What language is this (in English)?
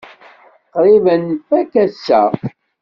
Kabyle